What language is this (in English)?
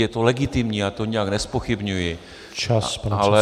Czech